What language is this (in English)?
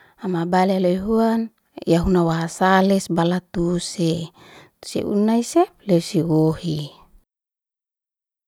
Liana-Seti